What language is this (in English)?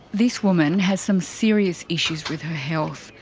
English